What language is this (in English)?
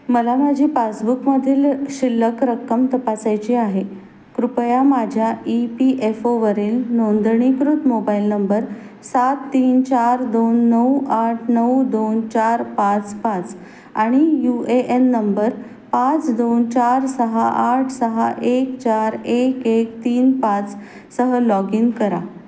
Marathi